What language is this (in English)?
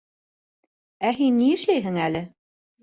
Bashkir